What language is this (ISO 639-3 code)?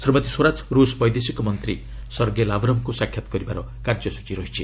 ori